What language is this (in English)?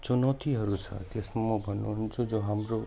Nepali